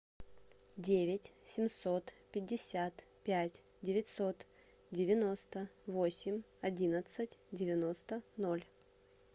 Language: Russian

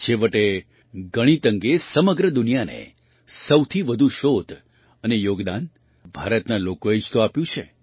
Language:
Gujarati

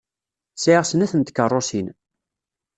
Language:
Kabyle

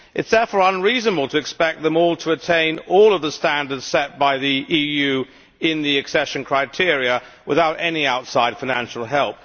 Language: English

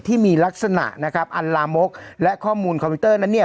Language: Thai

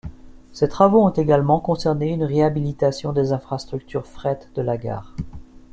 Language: French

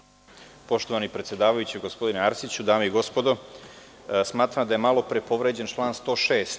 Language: Serbian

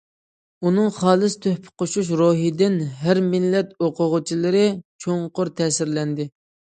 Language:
Uyghur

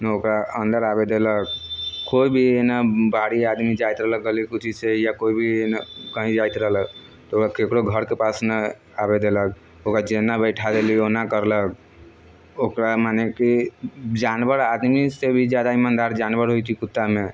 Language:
Maithili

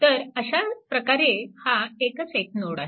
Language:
Marathi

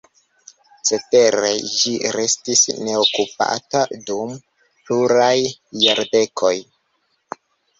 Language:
Esperanto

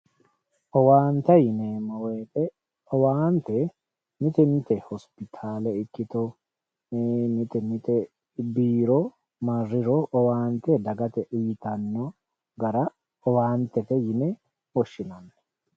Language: Sidamo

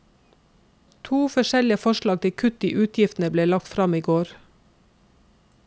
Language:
Norwegian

